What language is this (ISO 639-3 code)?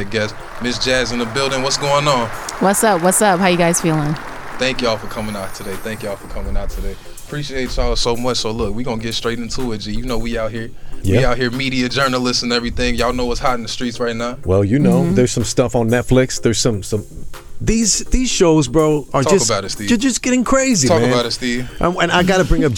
eng